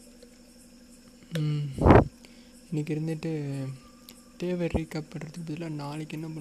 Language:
Tamil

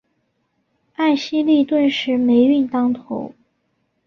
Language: Chinese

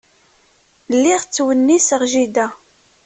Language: Kabyle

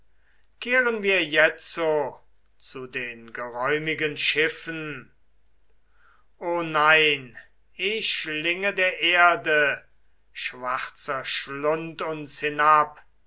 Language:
German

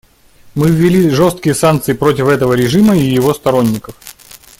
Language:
Russian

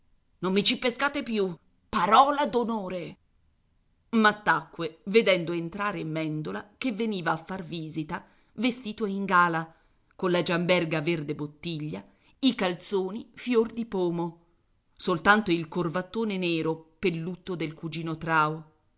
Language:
Italian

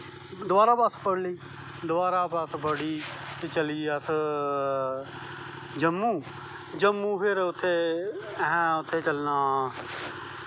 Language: Dogri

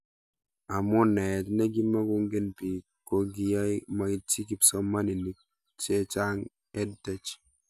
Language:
Kalenjin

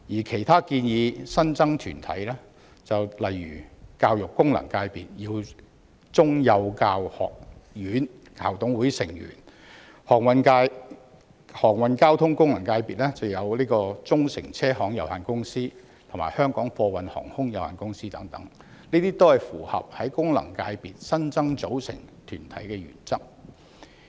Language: Cantonese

